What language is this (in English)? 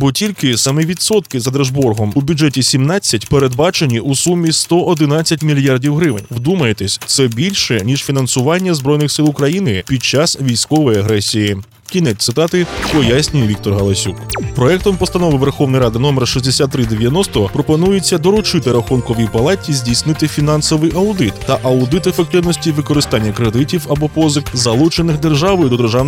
Ukrainian